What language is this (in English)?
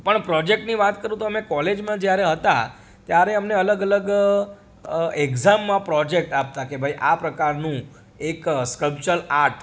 Gujarati